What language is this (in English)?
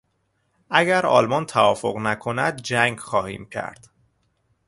Persian